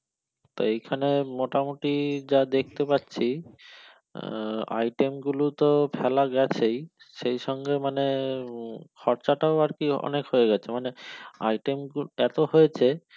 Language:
Bangla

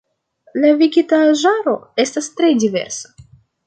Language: Esperanto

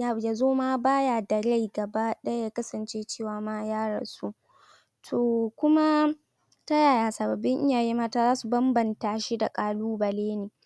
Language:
Hausa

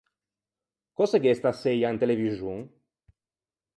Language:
Ligurian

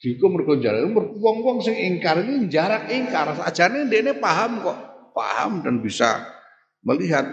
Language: Indonesian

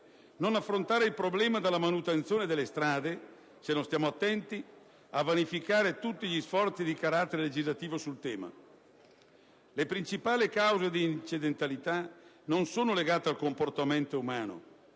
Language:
Italian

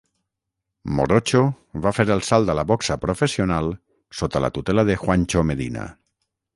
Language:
Catalan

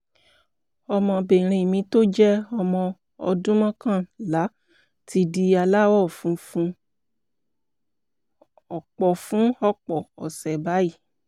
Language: Yoruba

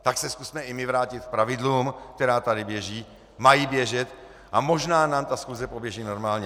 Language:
Czech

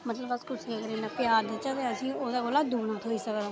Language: Dogri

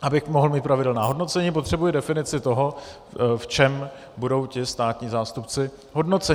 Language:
Czech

